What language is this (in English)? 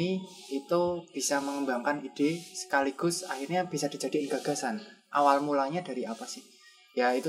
Indonesian